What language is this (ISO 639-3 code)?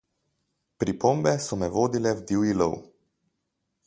slv